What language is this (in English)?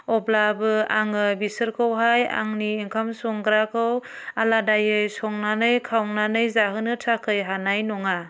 Bodo